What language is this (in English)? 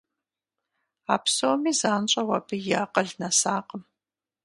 Kabardian